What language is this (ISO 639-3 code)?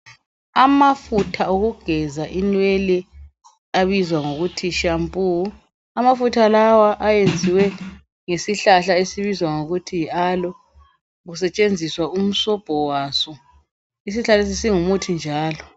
nde